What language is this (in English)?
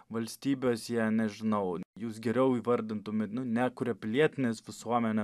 Lithuanian